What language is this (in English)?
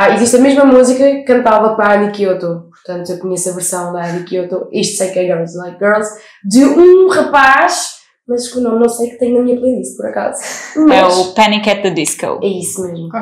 Portuguese